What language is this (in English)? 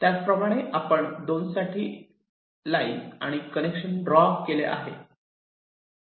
Marathi